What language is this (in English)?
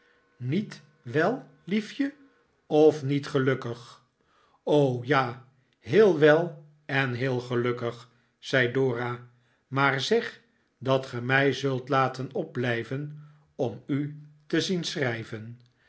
Dutch